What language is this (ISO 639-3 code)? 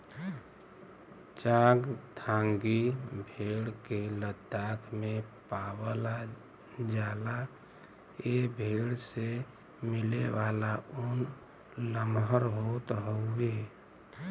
bho